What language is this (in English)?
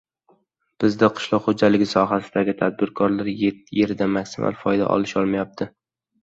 Uzbek